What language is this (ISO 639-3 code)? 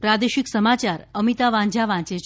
guj